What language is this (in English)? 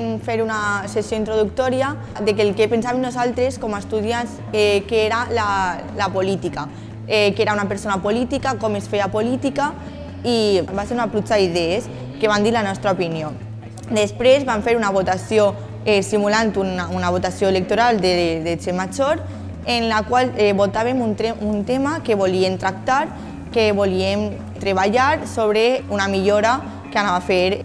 Spanish